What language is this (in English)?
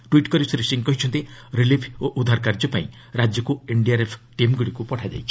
Odia